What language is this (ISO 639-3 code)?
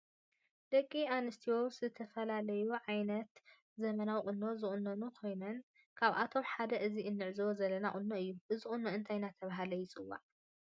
tir